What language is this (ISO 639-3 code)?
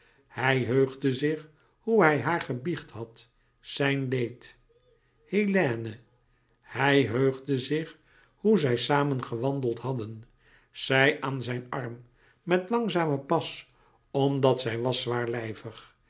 nld